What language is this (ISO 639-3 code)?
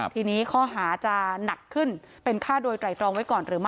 tha